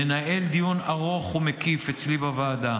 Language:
Hebrew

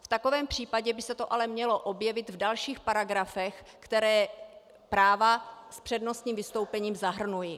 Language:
Czech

